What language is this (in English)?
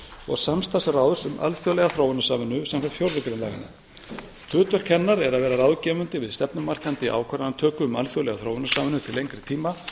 Icelandic